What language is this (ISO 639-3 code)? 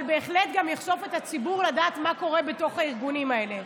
heb